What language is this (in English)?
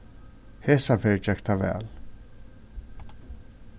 Faroese